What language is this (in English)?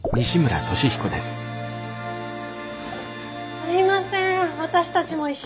Japanese